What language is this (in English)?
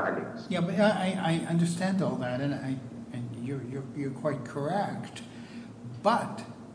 English